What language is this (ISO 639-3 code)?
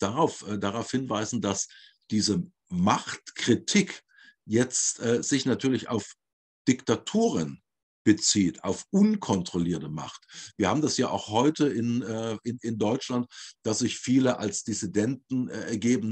deu